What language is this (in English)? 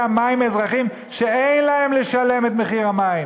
Hebrew